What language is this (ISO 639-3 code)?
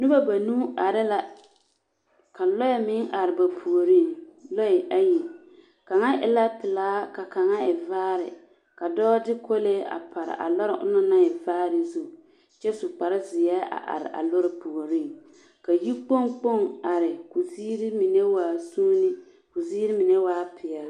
dga